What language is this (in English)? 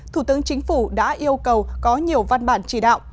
Vietnamese